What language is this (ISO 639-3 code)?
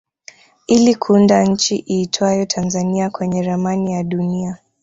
swa